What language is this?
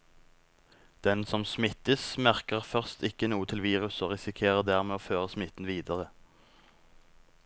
Norwegian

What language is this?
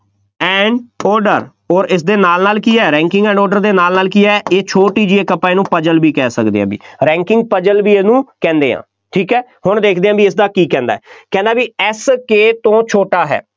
Punjabi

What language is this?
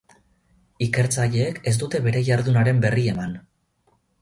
Basque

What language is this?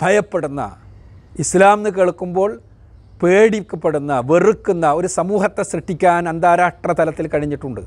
Malayalam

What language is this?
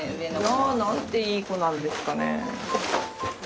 Japanese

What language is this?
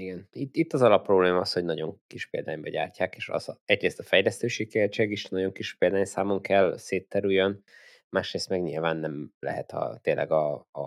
Hungarian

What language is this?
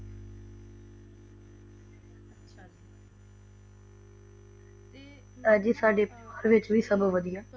Punjabi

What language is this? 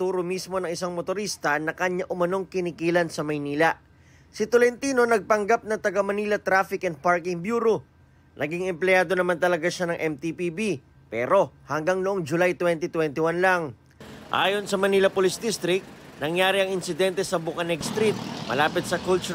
Filipino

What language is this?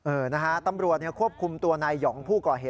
Thai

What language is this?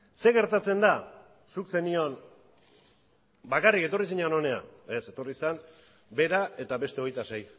Basque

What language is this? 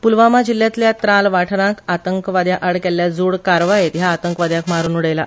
Konkani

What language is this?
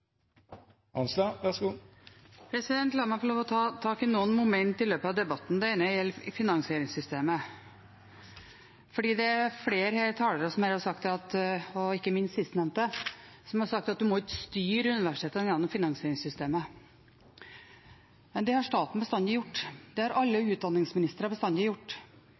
Norwegian Bokmål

